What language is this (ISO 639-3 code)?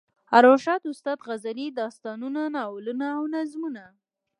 pus